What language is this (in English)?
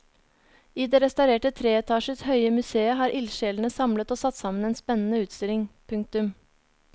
Norwegian